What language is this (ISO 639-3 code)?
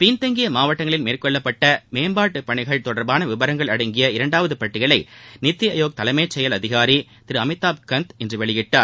tam